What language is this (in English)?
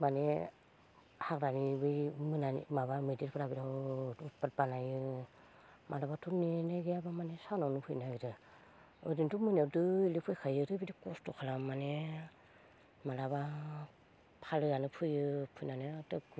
Bodo